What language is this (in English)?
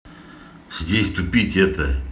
Russian